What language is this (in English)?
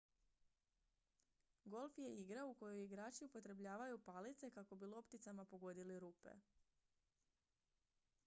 Croatian